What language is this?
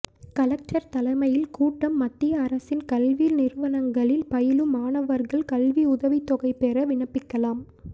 Tamil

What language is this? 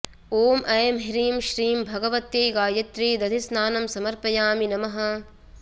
Sanskrit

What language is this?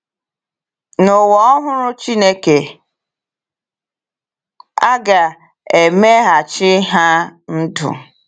Igbo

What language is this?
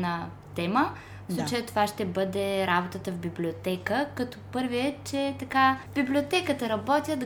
Bulgarian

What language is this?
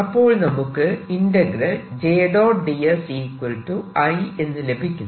Malayalam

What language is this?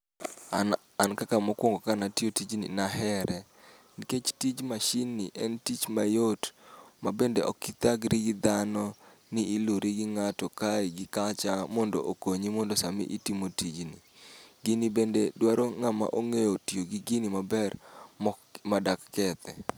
Luo (Kenya and Tanzania)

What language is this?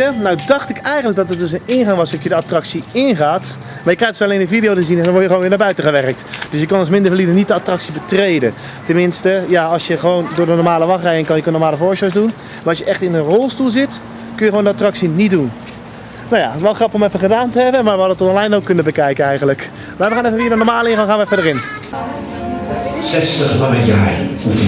Dutch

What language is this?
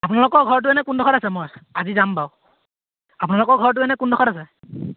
Assamese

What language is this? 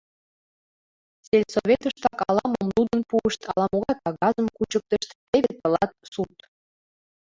Mari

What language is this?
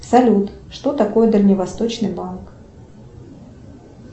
Russian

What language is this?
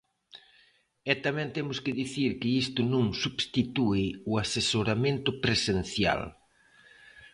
Galician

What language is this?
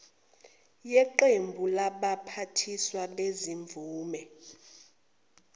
Zulu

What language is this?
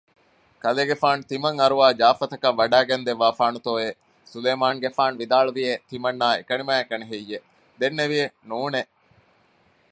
Divehi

